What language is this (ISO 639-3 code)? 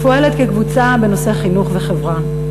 heb